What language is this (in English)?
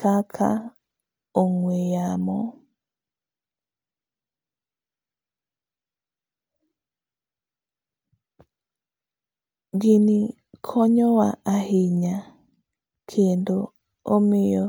Luo (Kenya and Tanzania)